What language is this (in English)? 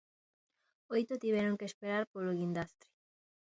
Galician